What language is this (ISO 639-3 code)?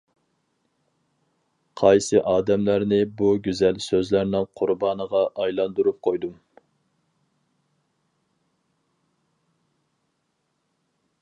uig